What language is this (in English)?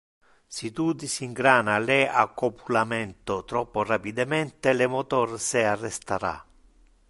Interlingua